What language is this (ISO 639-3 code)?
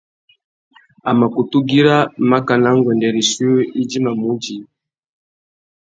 bag